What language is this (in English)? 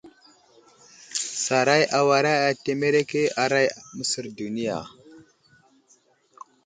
Wuzlam